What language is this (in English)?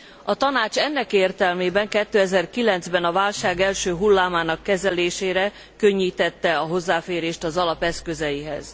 Hungarian